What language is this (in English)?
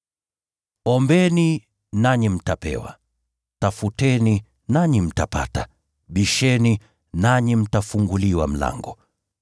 Swahili